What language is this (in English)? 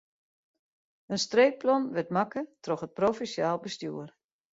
Western Frisian